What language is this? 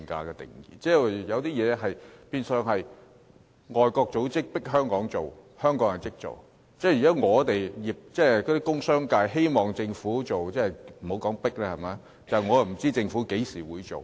Cantonese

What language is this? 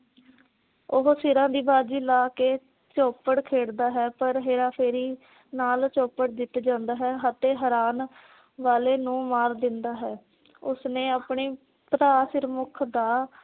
Punjabi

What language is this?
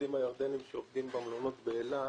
Hebrew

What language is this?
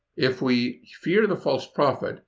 English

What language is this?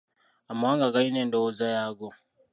Ganda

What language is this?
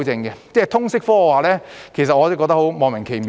Cantonese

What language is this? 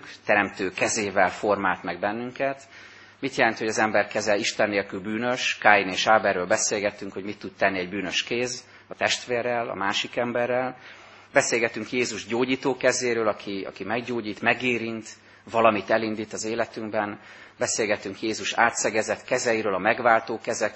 Hungarian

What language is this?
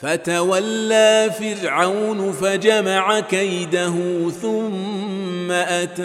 Arabic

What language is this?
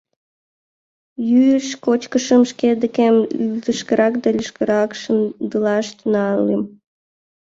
Mari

